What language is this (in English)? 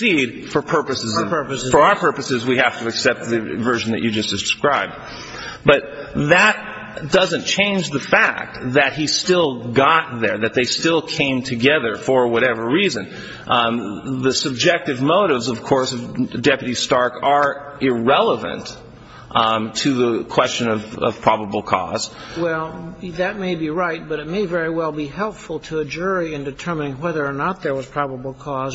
English